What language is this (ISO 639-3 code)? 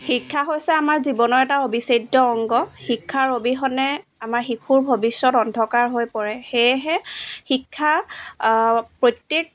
asm